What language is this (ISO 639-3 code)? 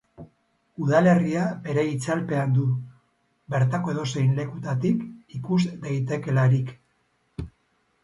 eus